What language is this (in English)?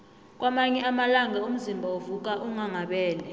South Ndebele